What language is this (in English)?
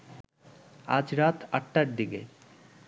Bangla